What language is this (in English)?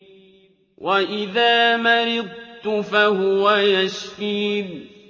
Arabic